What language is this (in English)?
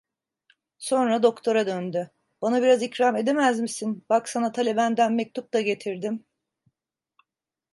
Turkish